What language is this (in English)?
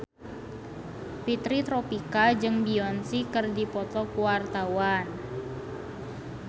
Sundanese